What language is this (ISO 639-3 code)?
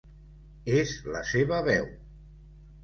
cat